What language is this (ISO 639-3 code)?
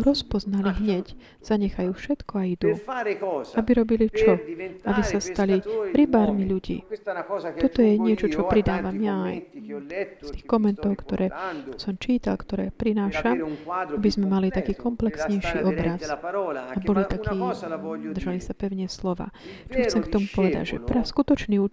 slk